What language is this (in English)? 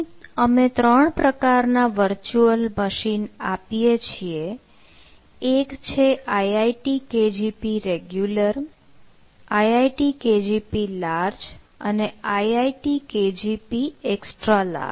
Gujarati